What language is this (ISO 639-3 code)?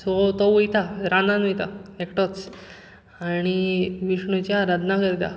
kok